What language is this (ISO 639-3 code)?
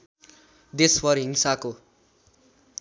nep